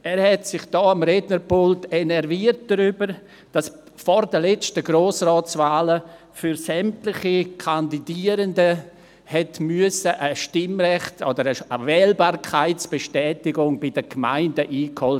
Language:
Swiss German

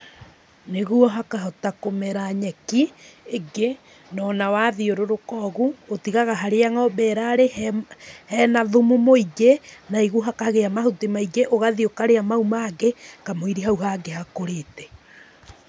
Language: Kikuyu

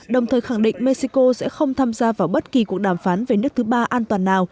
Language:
Vietnamese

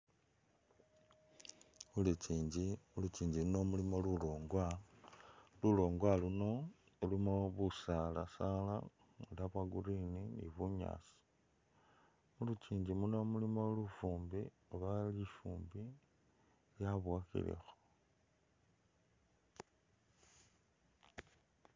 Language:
Masaaba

